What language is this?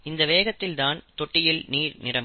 Tamil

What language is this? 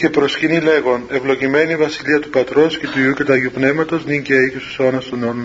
Greek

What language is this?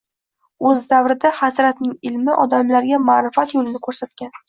Uzbek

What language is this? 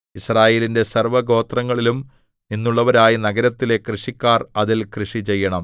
Malayalam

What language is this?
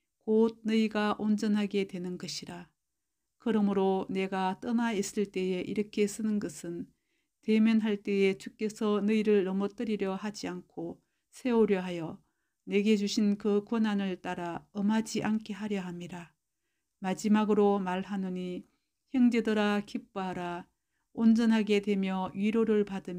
Korean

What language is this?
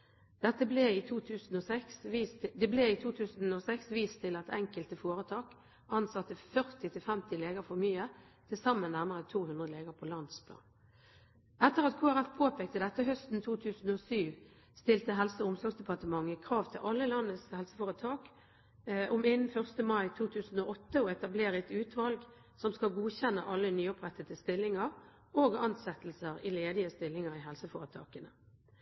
Norwegian Bokmål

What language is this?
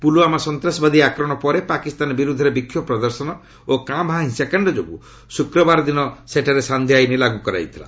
Odia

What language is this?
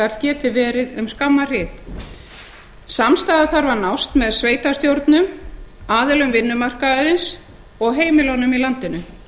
Icelandic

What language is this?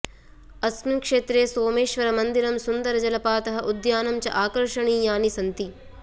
Sanskrit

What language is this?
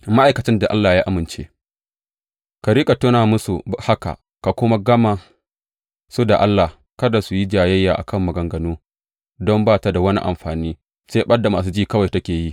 Hausa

